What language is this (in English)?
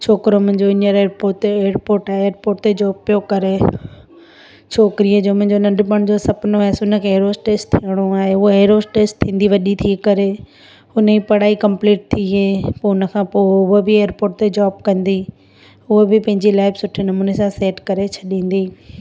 Sindhi